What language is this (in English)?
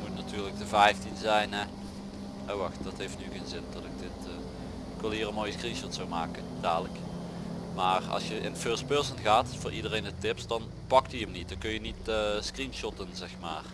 Dutch